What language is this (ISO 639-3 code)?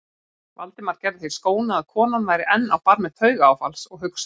isl